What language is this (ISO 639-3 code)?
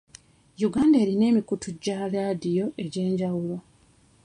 lug